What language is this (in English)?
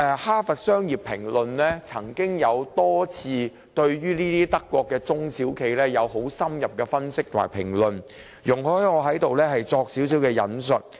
Cantonese